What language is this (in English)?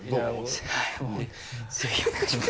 Japanese